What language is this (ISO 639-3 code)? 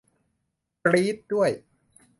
tha